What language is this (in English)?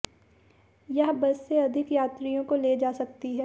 Hindi